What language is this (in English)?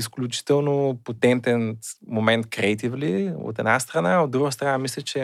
Bulgarian